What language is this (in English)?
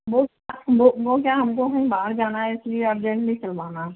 Hindi